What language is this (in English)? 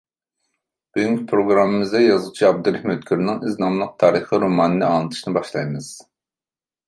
Uyghur